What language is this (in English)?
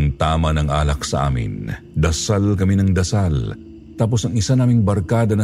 Filipino